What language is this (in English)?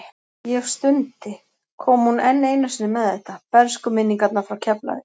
Icelandic